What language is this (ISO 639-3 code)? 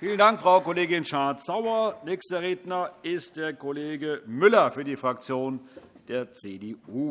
deu